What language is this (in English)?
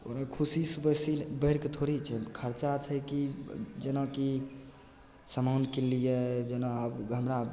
Maithili